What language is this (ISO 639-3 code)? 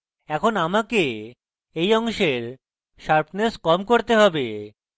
ben